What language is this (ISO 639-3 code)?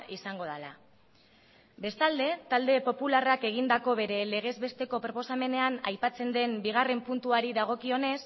eus